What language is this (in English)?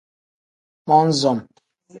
Tem